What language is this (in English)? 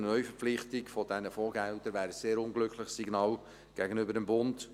Swiss German